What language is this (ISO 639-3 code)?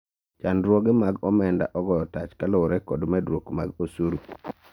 luo